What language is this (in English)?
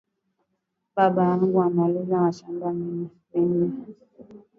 Swahili